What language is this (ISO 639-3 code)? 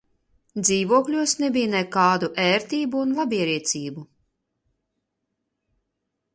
lav